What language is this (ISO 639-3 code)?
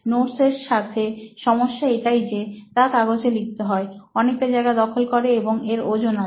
ben